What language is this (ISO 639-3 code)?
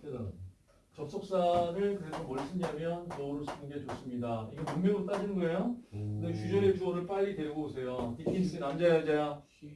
kor